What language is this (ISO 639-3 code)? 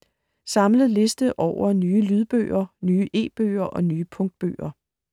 dan